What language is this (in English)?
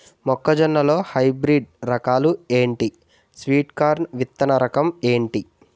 Telugu